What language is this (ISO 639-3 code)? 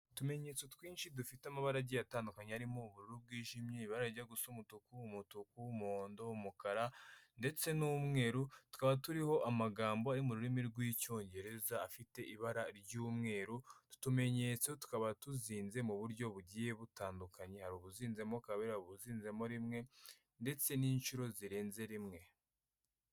kin